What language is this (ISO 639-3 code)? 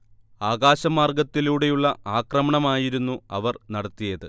mal